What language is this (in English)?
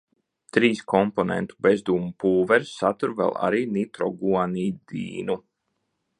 Latvian